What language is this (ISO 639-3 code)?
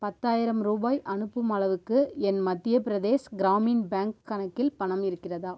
tam